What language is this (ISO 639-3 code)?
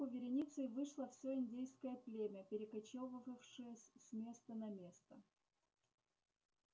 rus